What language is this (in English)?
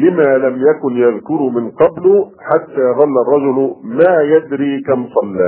Arabic